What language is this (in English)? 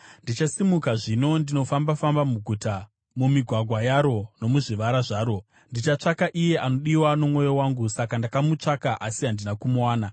Shona